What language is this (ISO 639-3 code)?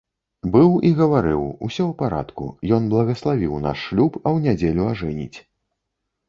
bel